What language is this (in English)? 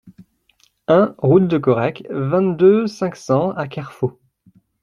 French